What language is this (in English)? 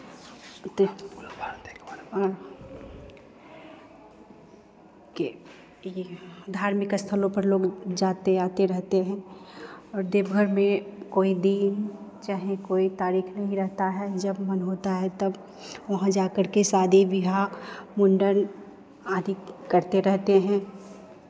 Hindi